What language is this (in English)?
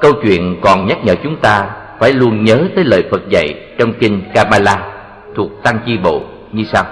Vietnamese